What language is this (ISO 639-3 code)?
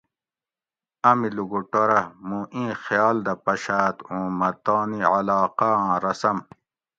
gwc